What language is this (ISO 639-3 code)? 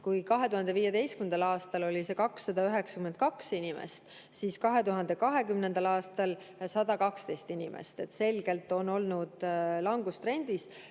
est